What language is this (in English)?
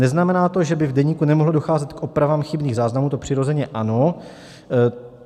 Czech